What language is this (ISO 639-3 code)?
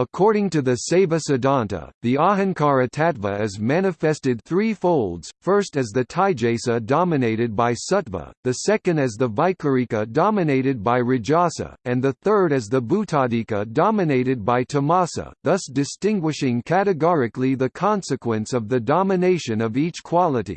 eng